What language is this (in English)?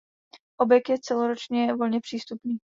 Czech